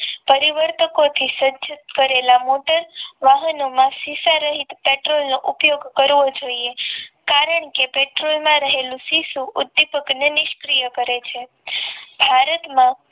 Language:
Gujarati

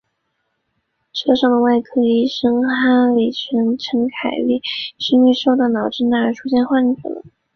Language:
Chinese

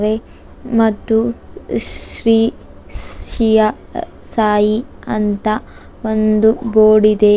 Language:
Kannada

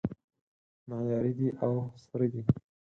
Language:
Pashto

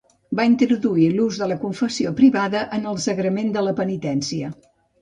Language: Catalan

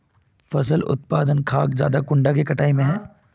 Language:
Magahi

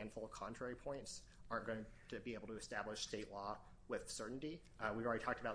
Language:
English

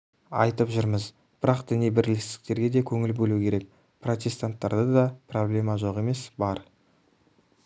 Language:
Kazakh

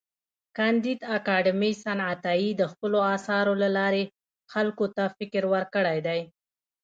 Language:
Pashto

